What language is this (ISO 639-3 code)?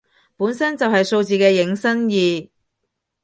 yue